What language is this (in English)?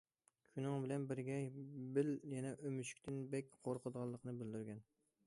Uyghur